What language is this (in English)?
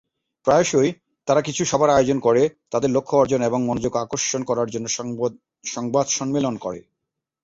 Bangla